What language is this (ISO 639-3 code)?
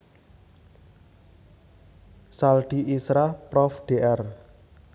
jav